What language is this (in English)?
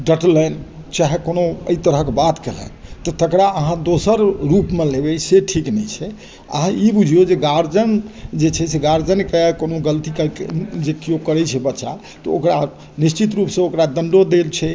Maithili